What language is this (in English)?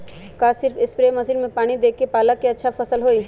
Magahi